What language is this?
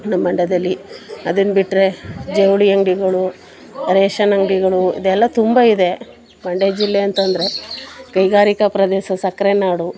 Kannada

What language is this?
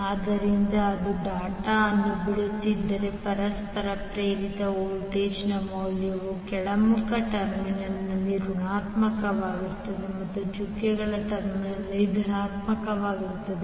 Kannada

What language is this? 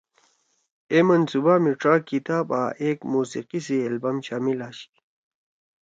Torwali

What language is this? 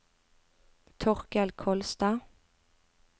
Norwegian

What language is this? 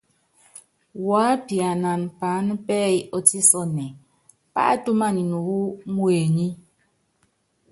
Yangben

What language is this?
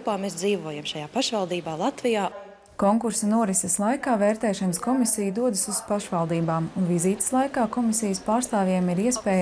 Latvian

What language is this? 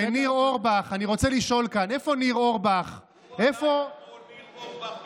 Hebrew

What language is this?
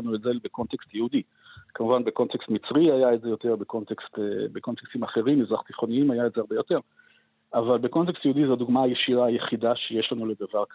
Hebrew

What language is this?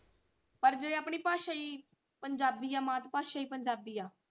Punjabi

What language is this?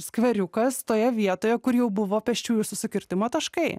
Lithuanian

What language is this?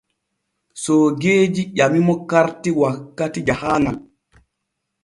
Borgu Fulfulde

